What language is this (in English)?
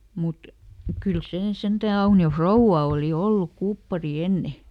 Finnish